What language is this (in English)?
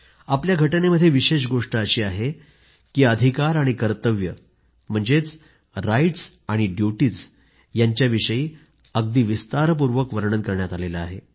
Marathi